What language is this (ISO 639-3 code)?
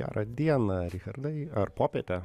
lit